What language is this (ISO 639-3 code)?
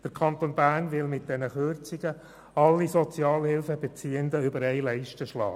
gsw